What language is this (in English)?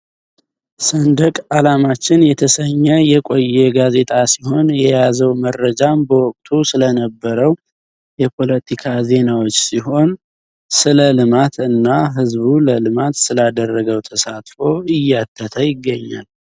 Amharic